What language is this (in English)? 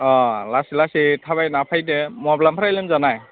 Bodo